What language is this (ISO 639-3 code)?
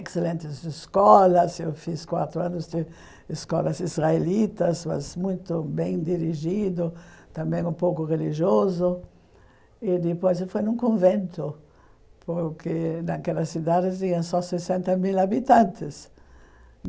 por